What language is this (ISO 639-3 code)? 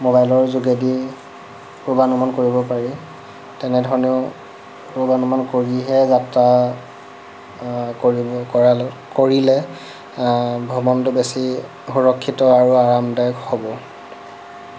asm